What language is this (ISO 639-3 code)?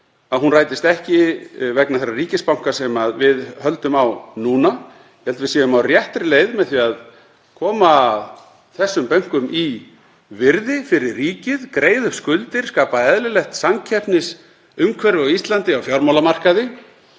isl